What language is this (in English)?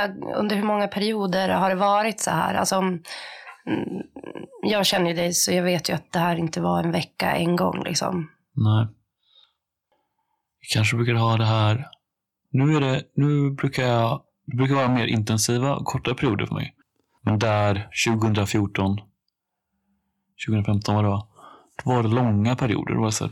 Swedish